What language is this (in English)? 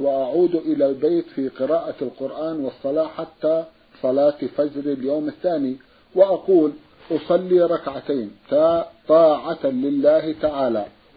Arabic